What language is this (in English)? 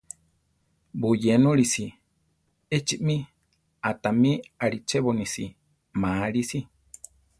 Central Tarahumara